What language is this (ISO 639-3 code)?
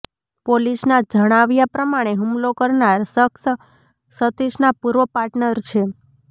guj